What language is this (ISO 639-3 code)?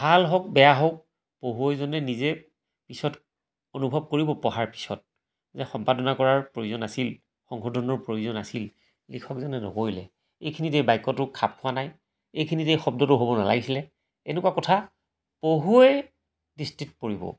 asm